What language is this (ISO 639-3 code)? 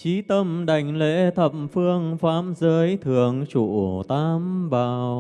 vie